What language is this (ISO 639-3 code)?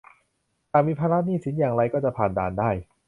tha